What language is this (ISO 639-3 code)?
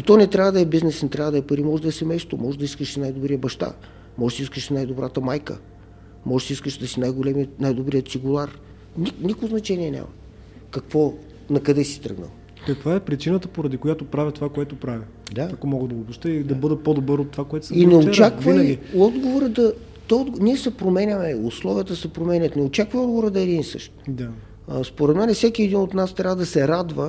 bul